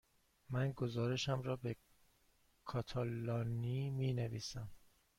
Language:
Persian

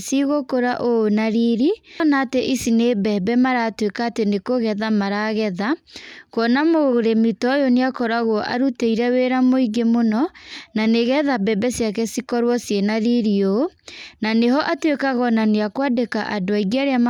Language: Kikuyu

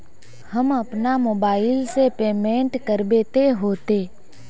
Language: Magahi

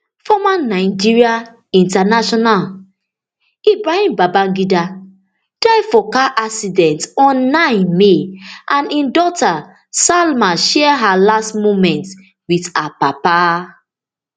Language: Nigerian Pidgin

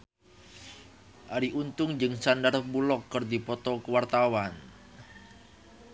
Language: Sundanese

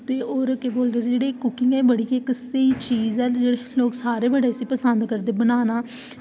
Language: Dogri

